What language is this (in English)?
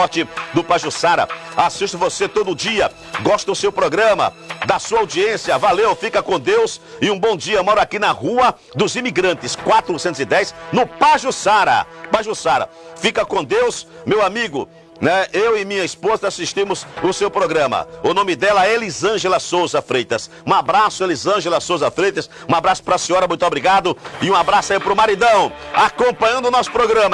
Portuguese